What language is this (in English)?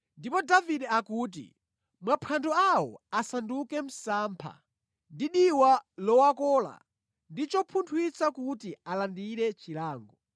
Nyanja